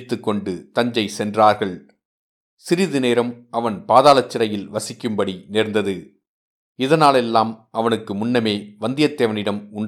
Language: Tamil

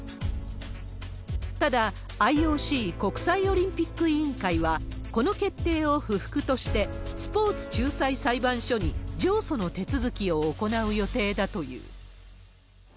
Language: Japanese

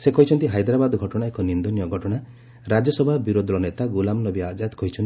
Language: Odia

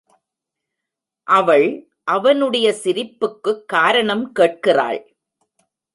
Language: Tamil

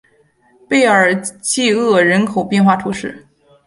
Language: Chinese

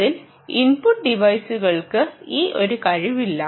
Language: Malayalam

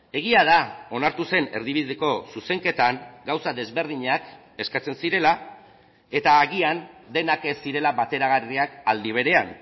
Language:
Basque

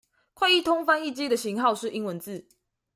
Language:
Chinese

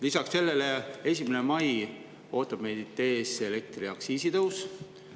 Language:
Estonian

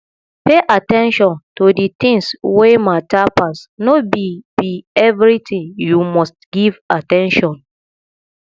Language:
Nigerian Pidgin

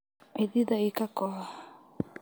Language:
Somali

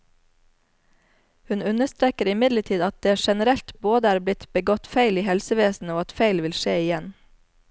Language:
Norwegian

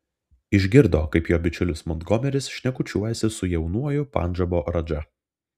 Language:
Lithuanian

